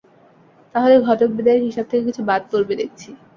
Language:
Bangla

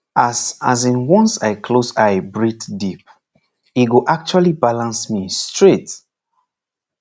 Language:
Nigerian Pidgin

